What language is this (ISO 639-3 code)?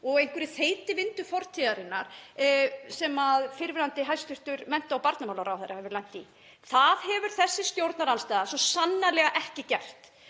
isl